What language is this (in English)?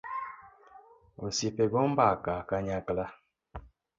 Luo (Kenya and Tanzania)